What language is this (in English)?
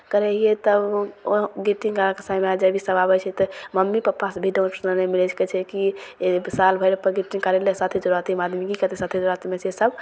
Maithili